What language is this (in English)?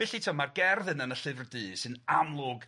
Welsh